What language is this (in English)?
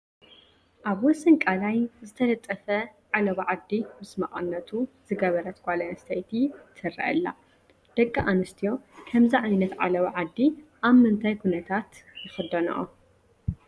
Tigrinya